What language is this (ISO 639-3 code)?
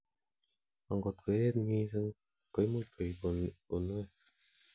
kln